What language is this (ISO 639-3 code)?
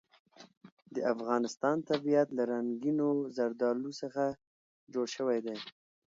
pus